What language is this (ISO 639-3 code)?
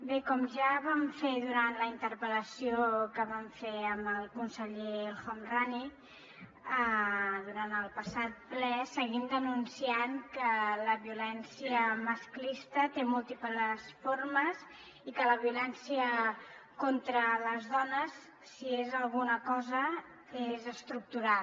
cat